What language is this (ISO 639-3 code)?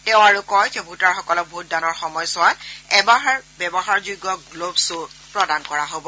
asm